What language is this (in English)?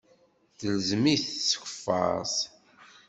Kabyle